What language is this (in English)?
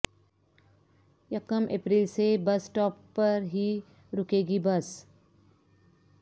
Urdu